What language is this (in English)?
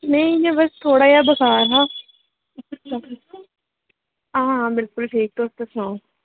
Dogri